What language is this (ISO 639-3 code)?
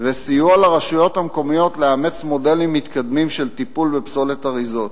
heb